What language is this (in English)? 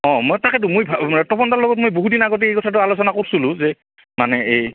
Assamese